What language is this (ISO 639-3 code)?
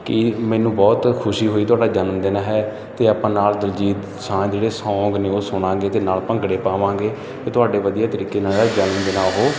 pan